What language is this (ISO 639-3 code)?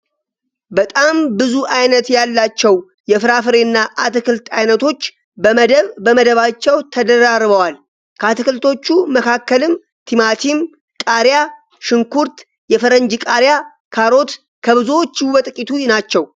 amh